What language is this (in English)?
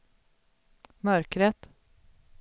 Swedish